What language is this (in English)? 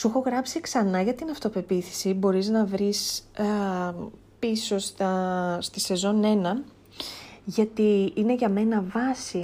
Greek